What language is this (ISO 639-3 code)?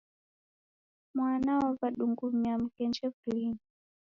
dav